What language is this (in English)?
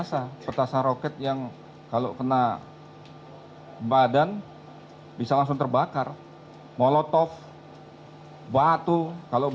Indonesian